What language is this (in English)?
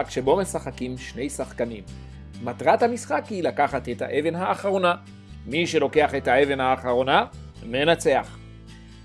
Hebrew